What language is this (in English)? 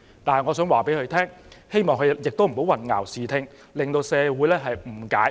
Cantonese